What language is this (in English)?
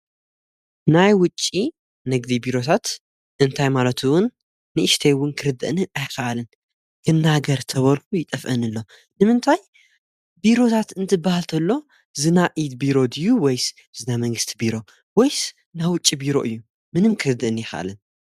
Tigrinya